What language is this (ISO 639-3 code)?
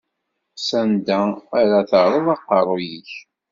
kab